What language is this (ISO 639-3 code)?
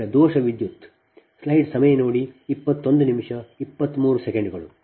kan